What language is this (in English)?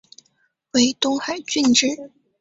Chinese